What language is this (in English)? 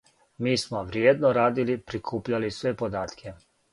Serbian